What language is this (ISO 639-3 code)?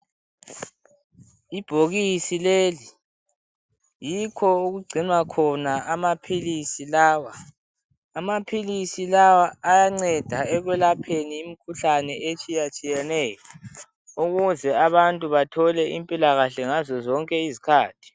nde